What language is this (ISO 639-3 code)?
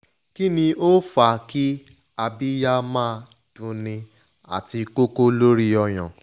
yor